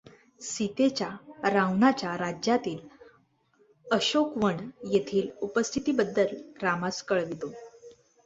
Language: Marathi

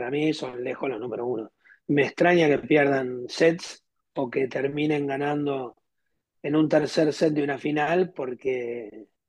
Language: Spanish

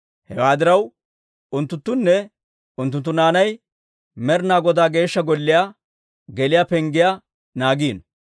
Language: Dawro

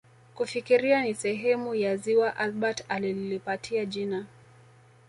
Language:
Swahili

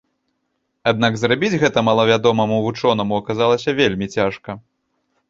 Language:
Belarusian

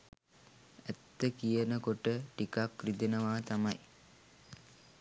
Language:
Sinhala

